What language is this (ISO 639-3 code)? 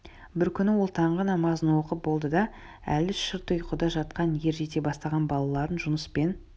kaz